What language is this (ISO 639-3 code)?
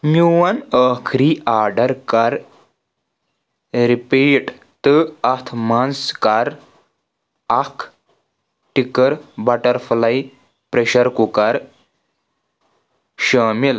kas